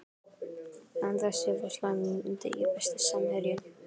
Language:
Icelandic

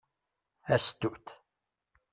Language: Kabyle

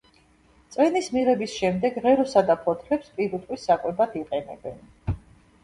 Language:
Georgian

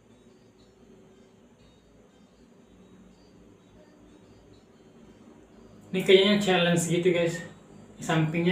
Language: Indonesian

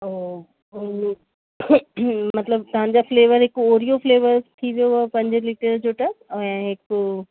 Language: Sindhi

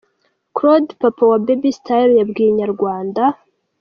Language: Kinyarwanda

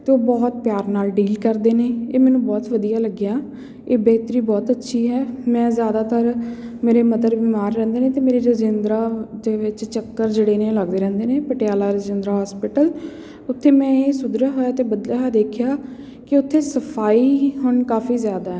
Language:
Punjabi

